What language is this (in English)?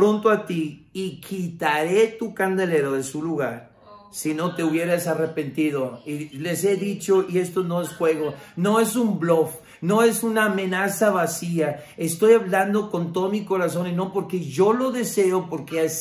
Spanish